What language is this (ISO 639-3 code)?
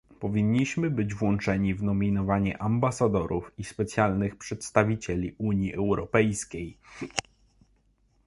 pol